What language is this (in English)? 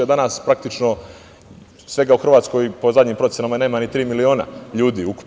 Serbian